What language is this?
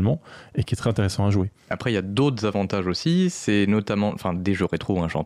French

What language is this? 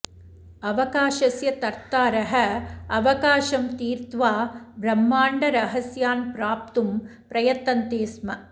Sanskrit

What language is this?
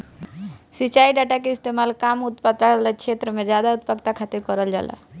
Bhojpuri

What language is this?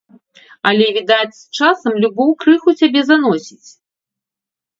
Belarusian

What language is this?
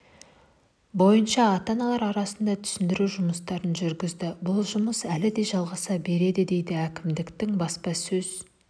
Kazakh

